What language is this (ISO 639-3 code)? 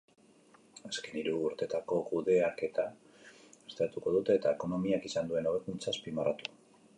eus